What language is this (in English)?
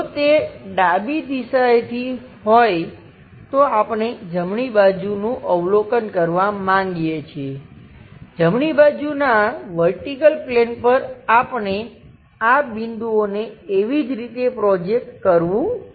Gujarati